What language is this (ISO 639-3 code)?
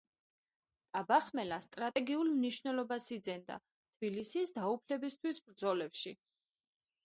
kat